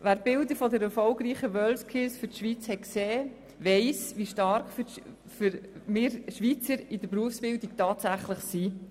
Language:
Swiss German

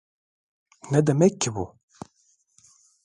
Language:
Turkish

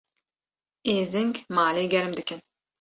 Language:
Kurdish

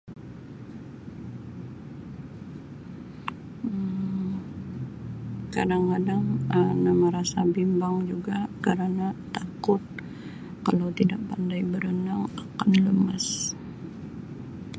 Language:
Sabah Malay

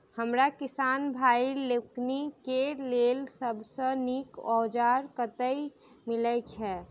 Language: Maithili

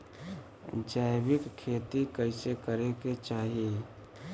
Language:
Bhojpuri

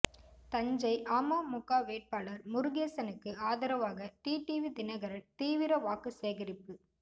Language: Tamil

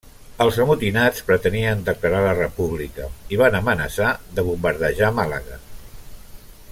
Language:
Catalan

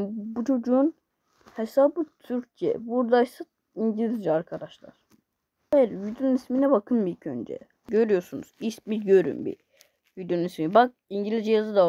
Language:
Turkish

